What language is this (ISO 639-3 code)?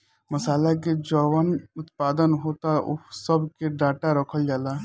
bho